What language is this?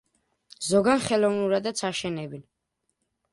Georgian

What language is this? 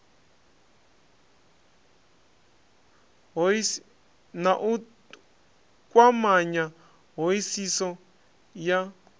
Venda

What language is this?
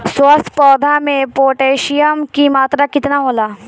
Bhojpuri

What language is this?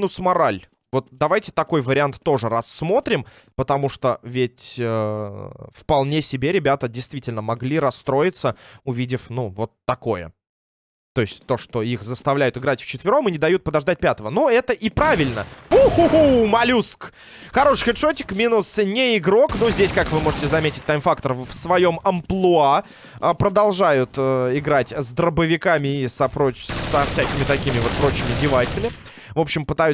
Russian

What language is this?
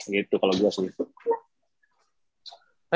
Indonesian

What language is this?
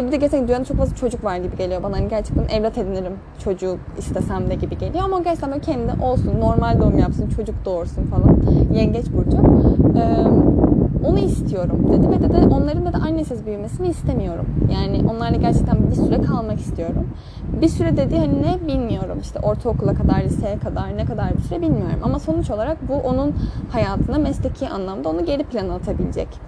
Turkish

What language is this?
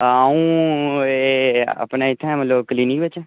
Dogri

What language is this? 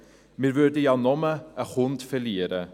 Swiss German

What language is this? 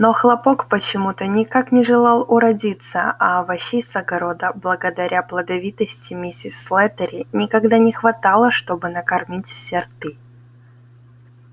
Russian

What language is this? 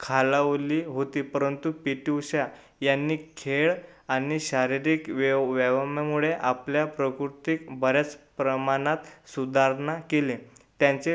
Marathi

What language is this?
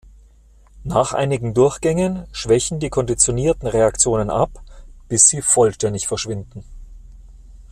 German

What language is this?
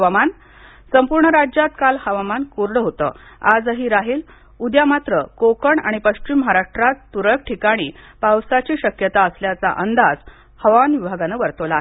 Marathi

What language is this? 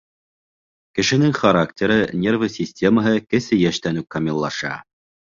Bashkir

